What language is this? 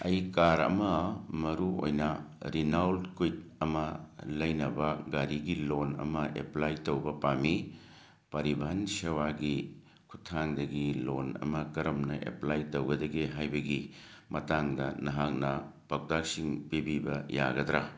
Manipuri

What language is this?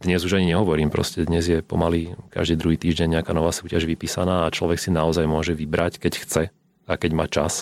Slovak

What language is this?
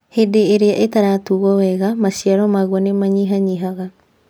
Kikuyu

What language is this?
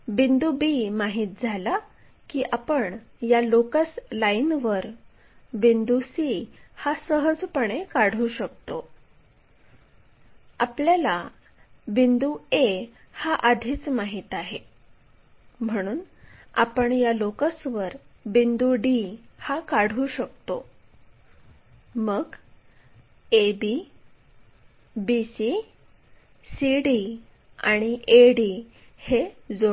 Marathi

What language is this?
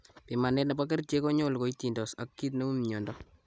Kalenjin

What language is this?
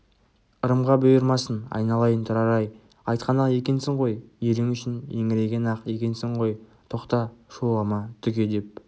Kazakh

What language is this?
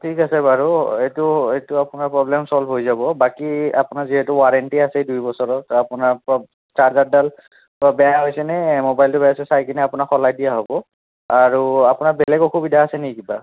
Assamese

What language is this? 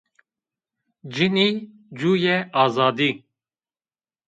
Zaza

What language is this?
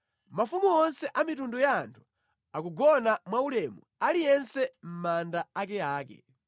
Nyanja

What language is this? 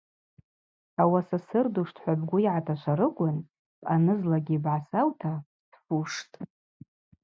Abaza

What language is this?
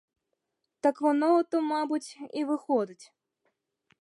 Ukrainian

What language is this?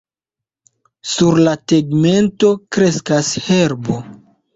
Esperanto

